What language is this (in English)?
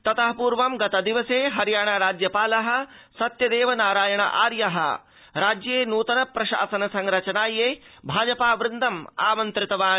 Sanskrit